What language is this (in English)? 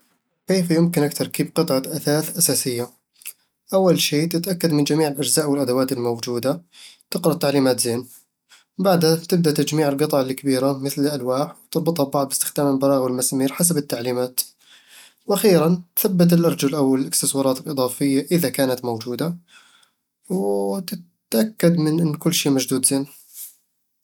Eastern Egyptian Bedawi Arabic